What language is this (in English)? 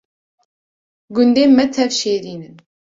Kurdish